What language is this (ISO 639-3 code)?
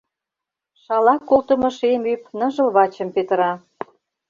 chm